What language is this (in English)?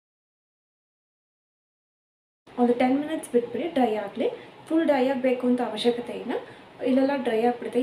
Hindi